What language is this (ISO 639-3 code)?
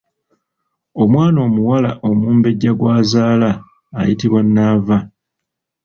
lug